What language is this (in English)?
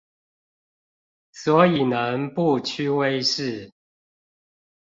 Chinese